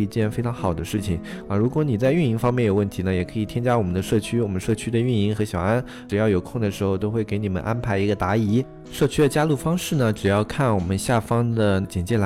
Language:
Chinese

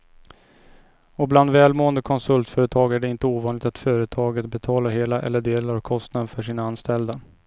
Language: Swedish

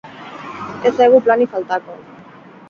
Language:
Basque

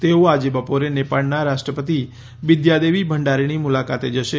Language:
Gujarati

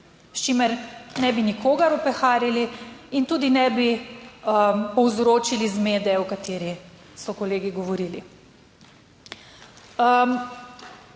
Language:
Slovenian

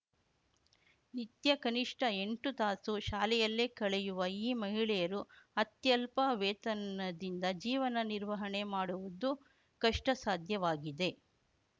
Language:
Kannada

